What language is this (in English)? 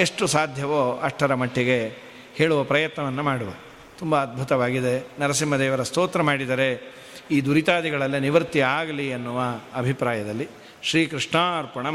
Kannada